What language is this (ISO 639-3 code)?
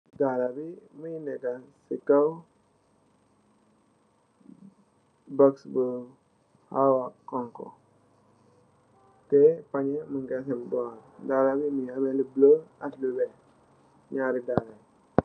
wol